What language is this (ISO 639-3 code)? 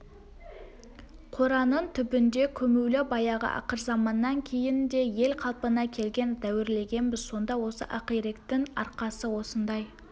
kaz